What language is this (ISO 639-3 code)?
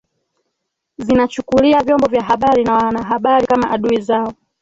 swa